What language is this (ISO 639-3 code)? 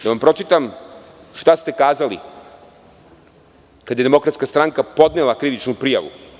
srp